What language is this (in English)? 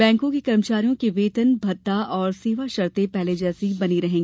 Hindi